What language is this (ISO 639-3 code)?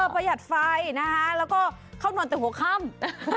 tha